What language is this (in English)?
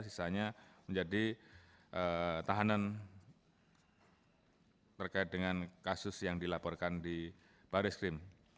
Indonesian